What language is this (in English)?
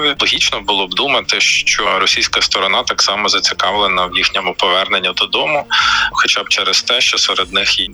Ukrainian